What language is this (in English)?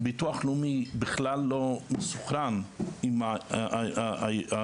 Hebrew